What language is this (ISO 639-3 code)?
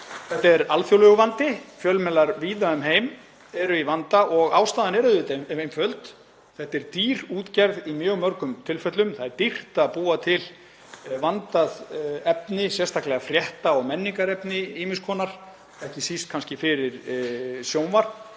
isl